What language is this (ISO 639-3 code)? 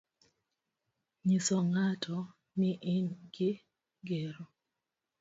luo